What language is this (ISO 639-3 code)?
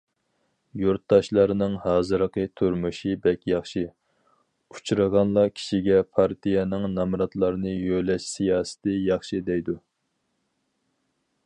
uig